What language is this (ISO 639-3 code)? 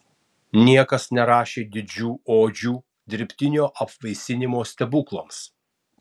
lit